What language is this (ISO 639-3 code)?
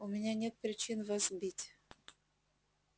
rus